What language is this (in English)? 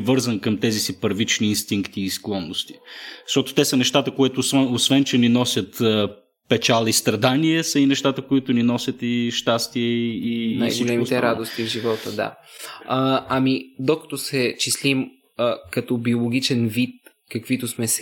Bulgarian